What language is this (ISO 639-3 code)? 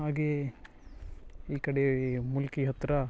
kan